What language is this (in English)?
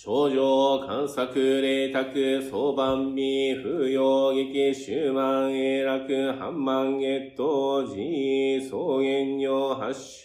Japanese